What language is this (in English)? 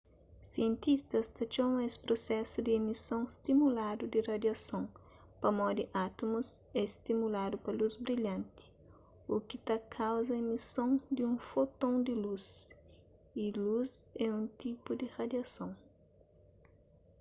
Kabuverdianu